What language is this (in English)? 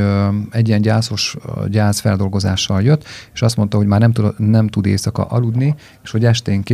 Hungarian